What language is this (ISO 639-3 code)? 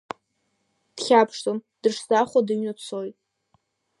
abk